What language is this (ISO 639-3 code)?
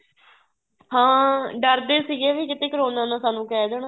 pan